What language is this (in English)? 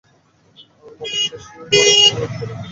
Bangla